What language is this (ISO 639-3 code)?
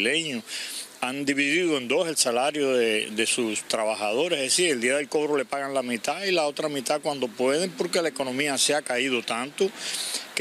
spa